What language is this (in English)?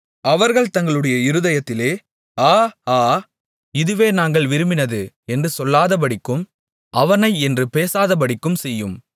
Tamil